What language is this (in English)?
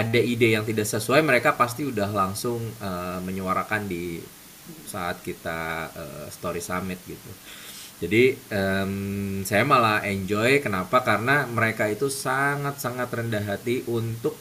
Indonesian